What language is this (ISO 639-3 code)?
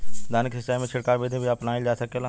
bho